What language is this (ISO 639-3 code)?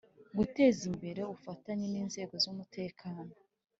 kin